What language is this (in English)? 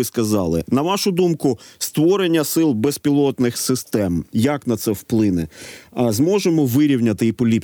Ukrainian